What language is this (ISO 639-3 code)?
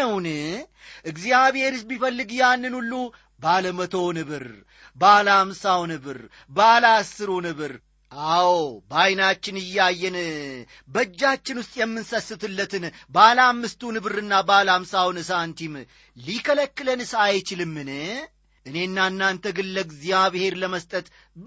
amh